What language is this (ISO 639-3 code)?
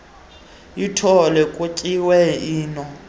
xho